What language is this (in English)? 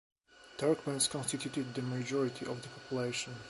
English